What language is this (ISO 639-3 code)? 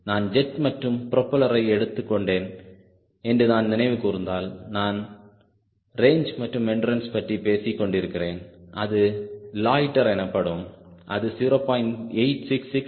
tam